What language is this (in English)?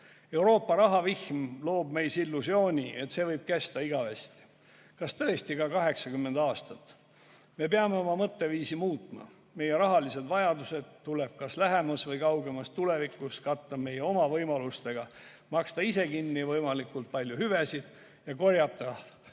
Estonian